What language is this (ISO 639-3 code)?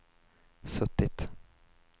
swe